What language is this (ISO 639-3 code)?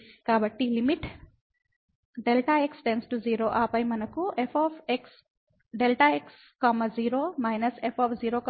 tel